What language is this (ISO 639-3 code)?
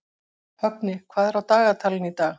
isl